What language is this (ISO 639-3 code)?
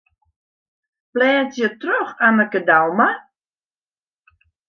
fry